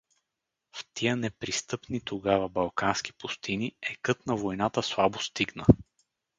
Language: Bulgarian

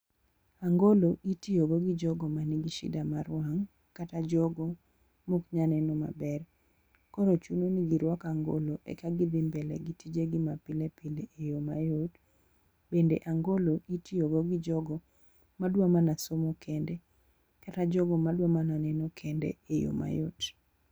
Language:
Luo (Kenya and Tanzania)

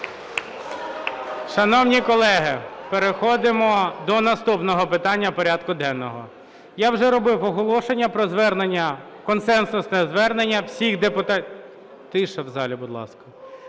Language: Ukrainian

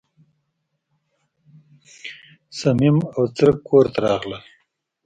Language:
Pashto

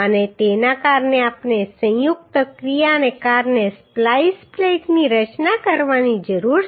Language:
Gujarati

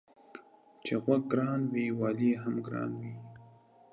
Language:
Pashto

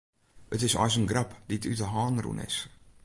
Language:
Western Frisian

